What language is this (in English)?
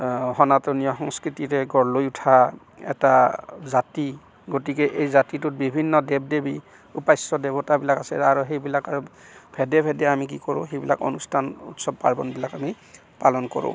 Assamese